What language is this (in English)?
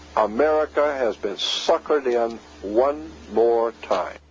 English